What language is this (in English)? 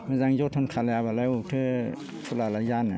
Bodo